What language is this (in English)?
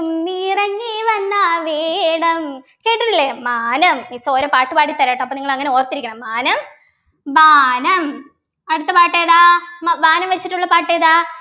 Malayalam